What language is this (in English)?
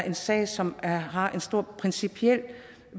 Danish